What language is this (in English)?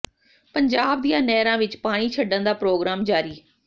Punjabi